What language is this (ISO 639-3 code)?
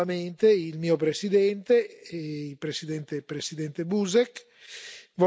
ita